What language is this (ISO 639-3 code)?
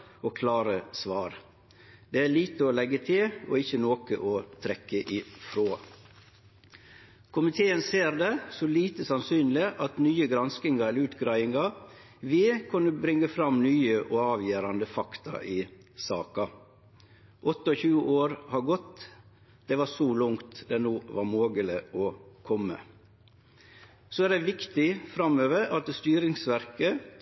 nno